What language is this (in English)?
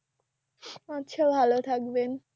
Bangla